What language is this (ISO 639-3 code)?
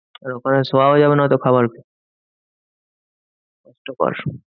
ben